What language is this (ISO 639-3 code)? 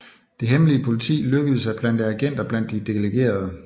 dan